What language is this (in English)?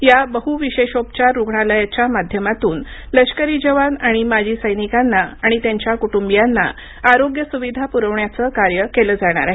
Marathi